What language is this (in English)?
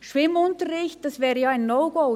Swiss German